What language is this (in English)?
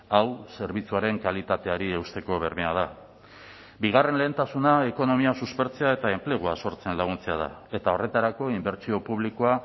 Basque